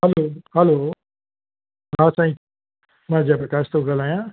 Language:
Sindhi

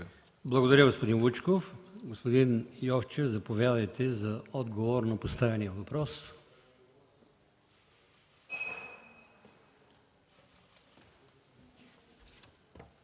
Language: Bulgarian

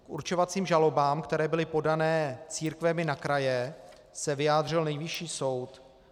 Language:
Czech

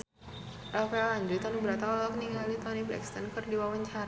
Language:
Sundanese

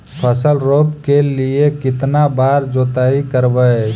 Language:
Magahi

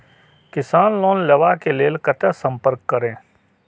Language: Maithili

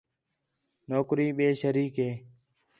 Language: Khetrani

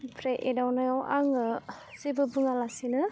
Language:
Bodo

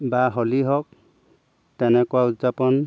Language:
Assamese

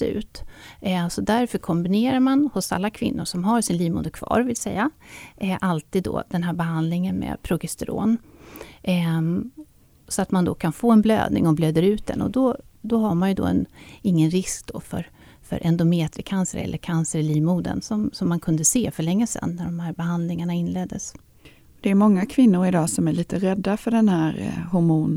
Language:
Swedish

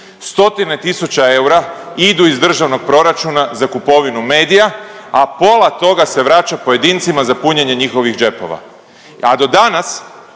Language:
Croatian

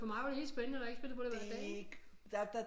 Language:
Danish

